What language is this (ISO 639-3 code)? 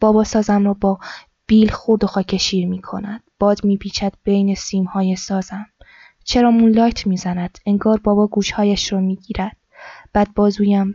fas